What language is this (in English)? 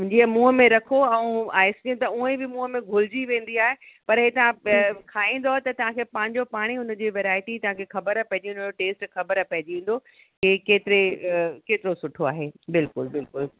Sindhi